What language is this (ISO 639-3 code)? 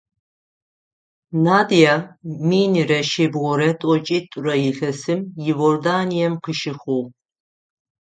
ady